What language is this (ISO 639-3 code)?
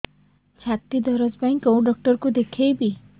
ori